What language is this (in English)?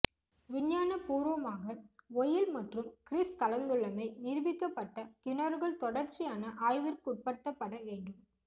Tamil